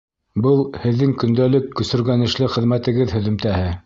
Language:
Bashkir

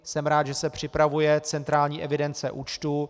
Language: Czech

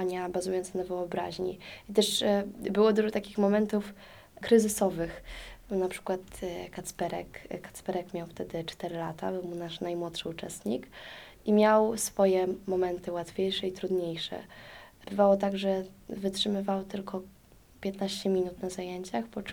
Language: Polish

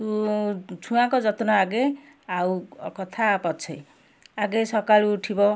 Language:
Odia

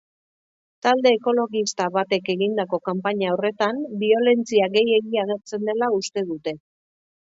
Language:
Basque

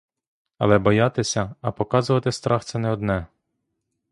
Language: Ukrainian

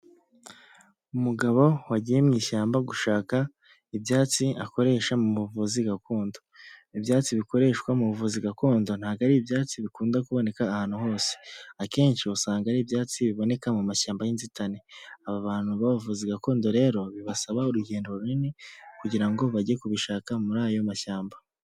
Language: Kinyarwanda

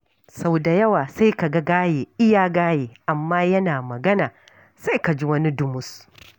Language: Hausa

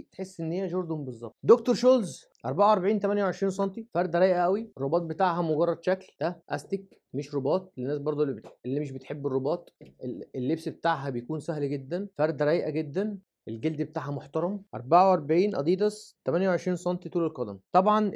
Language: Arabic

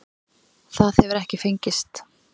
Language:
Icelandic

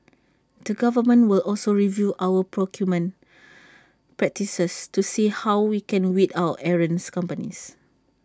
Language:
English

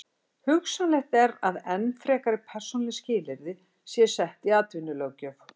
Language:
Icelandic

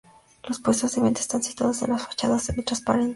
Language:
Spanish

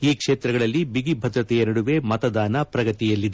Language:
Kannada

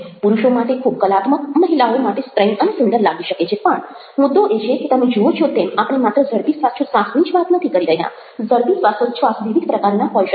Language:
Gujarati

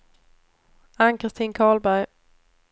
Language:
Swedish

